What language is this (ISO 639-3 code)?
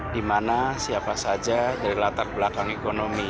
ind